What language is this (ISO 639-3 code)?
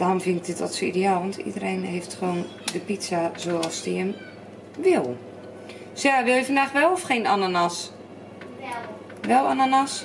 nld